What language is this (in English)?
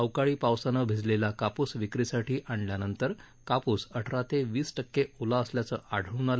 Marathi